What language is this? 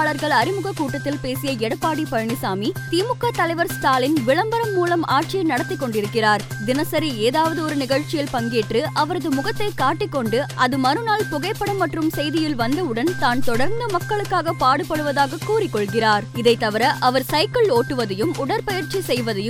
Tamil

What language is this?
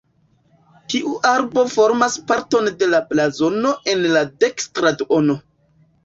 Esperanto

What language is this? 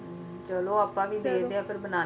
Punjabi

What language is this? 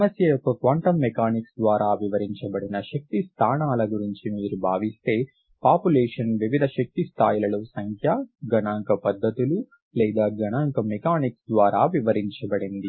Telugu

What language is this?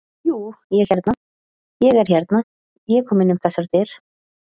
Icelandic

